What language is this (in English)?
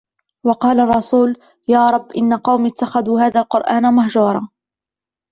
Arabic